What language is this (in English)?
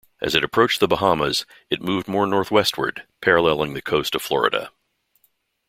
English